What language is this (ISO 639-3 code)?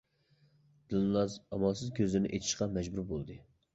uig